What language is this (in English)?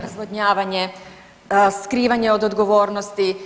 Croatian